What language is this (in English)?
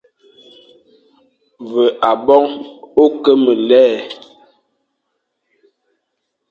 Fang